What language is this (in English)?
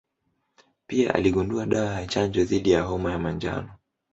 Swahili